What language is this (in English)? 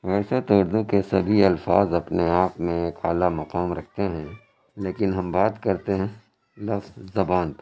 Urdu